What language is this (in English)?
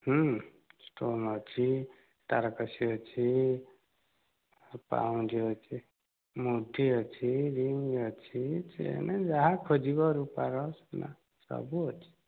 Odia